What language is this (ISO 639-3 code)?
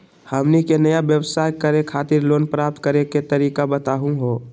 mag